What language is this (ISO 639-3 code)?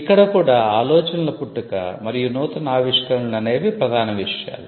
tel